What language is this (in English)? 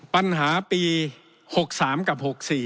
Thai